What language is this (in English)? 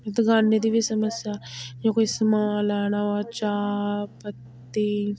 Dogri